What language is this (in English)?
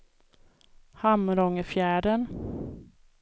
Swedish